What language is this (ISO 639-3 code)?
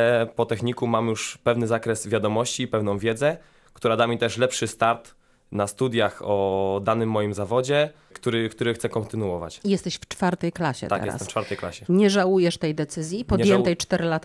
pol